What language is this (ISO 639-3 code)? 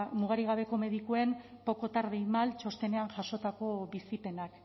eus